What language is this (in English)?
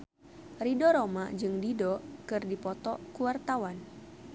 Sundanese